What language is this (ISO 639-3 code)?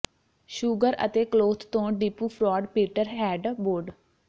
pan